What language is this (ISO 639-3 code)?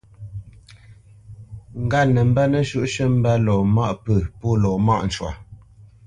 bce